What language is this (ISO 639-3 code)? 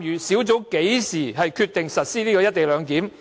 yue